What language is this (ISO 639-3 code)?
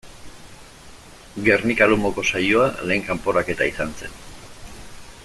eus